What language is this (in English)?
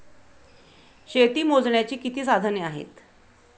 Marathi